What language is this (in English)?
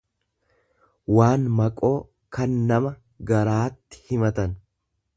Oromo